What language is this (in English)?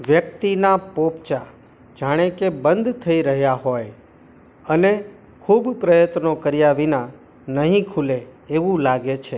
Gujarati